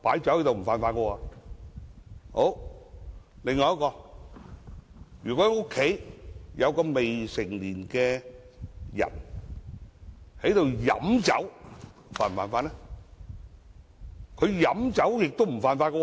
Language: Cantonese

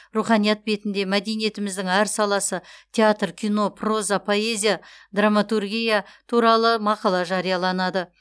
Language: Kazakh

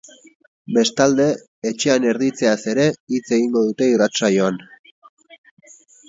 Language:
Basque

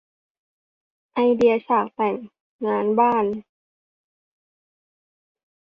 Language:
Thai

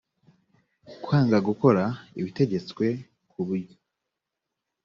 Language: Kinyarwanda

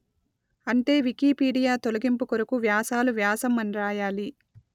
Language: Telugu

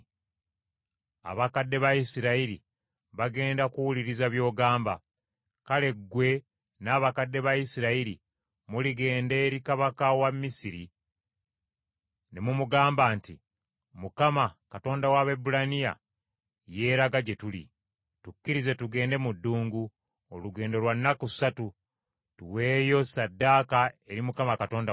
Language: Ganda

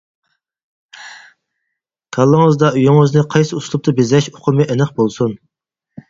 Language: Uyghur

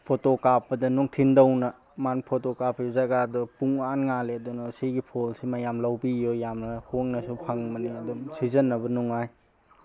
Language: Manipuri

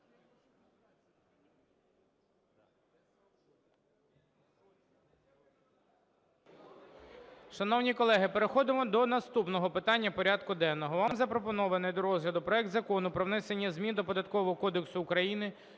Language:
Ukrainian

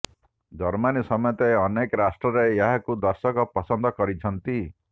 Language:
Odia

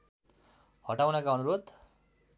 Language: Nepali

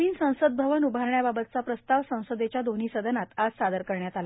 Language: Marathi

